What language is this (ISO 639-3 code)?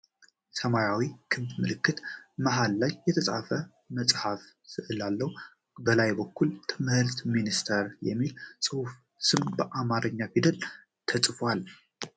amh